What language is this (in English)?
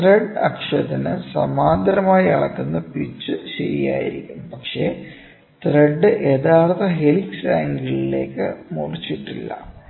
Malayalam